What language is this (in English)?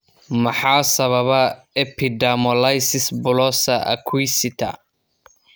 Somali